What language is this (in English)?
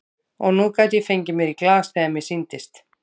Icelandic